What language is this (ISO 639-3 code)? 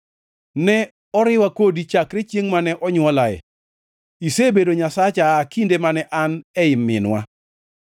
luo